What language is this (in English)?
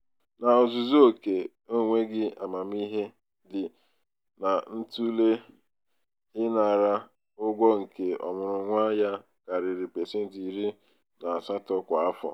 Igbo